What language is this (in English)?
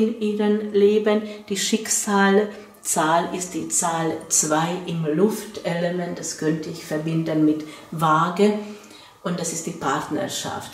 German